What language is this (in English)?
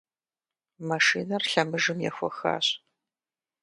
Kabardian